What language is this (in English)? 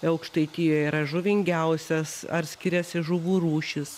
Lithuanian